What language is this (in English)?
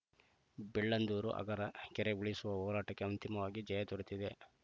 Kannada